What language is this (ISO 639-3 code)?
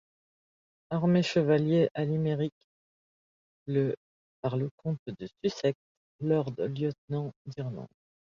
fra